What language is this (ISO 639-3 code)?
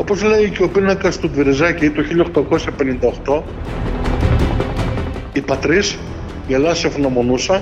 ell